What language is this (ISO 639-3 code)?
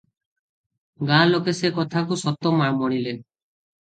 ori